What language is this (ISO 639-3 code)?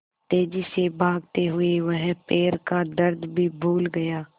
hin